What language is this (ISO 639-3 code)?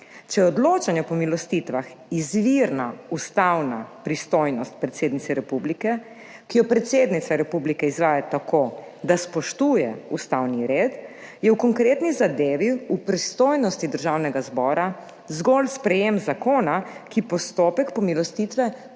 slv